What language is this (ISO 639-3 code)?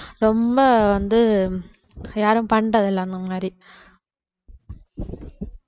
tam